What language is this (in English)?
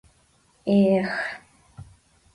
Mari